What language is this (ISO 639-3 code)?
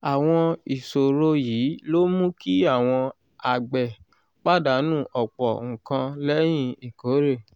yor